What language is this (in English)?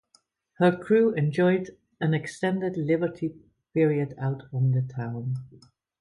English